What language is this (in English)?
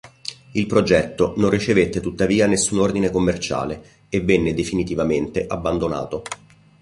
Italian